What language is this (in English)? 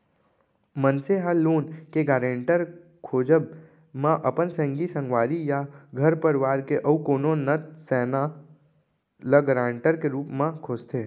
Chhattisgarhi